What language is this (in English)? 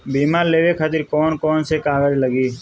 Bhojpuri